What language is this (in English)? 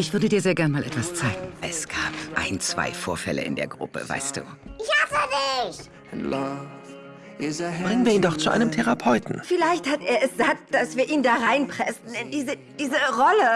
German